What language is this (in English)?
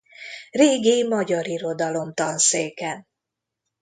Hungarian